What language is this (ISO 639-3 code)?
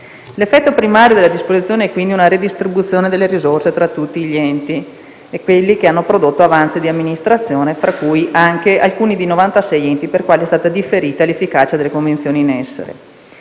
ita